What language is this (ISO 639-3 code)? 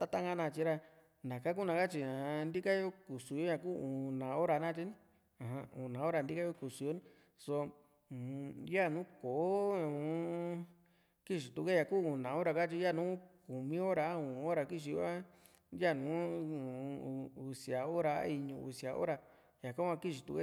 vmc